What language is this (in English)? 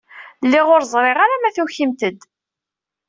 Kabyle